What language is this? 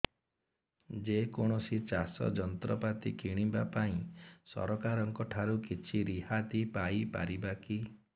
Odia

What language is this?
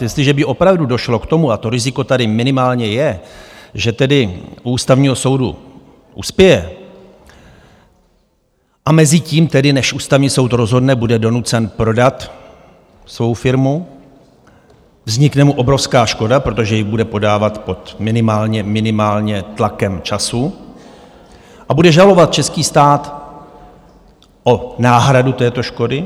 Czech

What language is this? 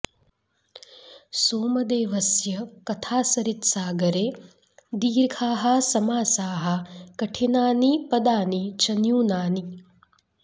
Sanskrit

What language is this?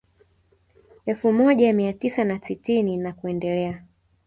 Swahili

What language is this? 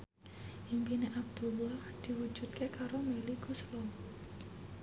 Javanese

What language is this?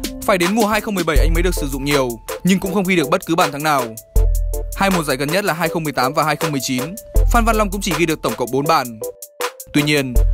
Vietnamese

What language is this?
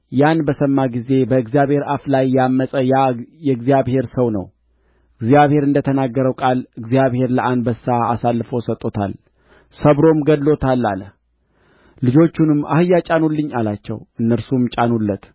Amharic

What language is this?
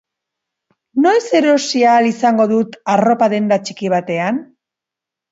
Basque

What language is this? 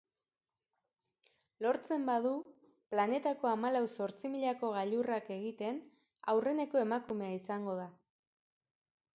Basque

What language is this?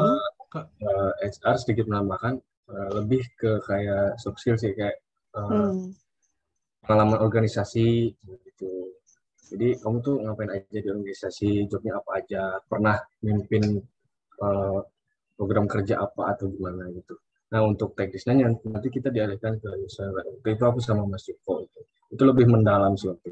Indonesian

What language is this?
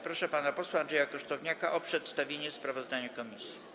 Polish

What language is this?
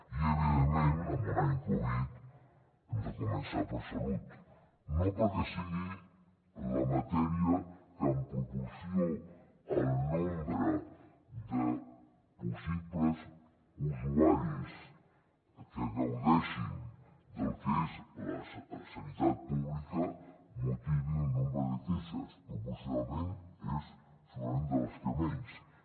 Catalan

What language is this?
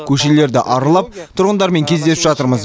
Kazakh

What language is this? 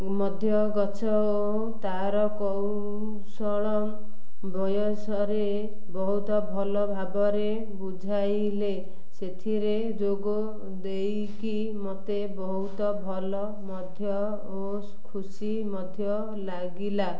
Odia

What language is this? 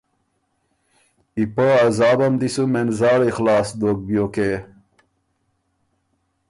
Ormuri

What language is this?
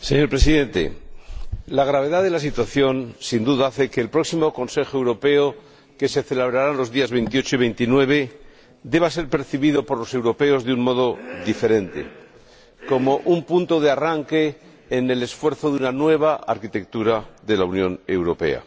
Spanish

